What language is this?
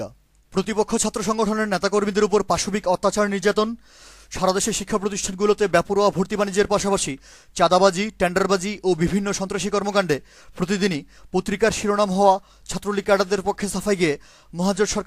Turkish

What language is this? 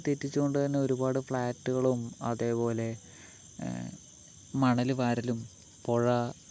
Malayalam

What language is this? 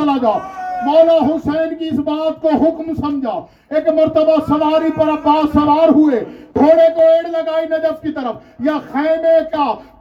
Urdu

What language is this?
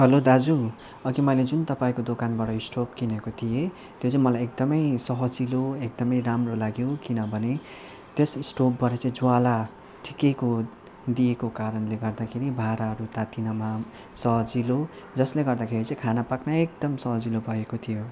Nepali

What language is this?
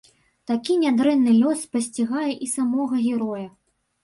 Belarusian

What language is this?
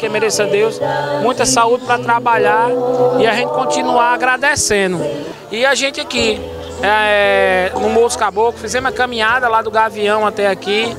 Portuguese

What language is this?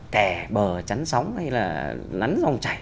Vietnamese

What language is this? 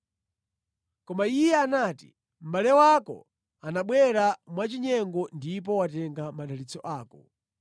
Nyanja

